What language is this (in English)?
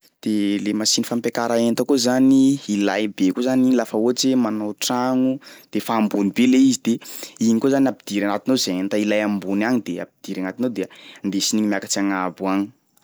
Sakalava Malagasy